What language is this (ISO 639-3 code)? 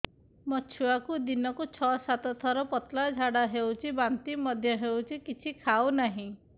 ori